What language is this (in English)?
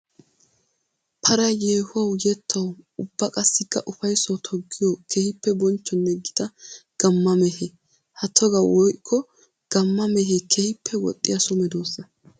Wolaytta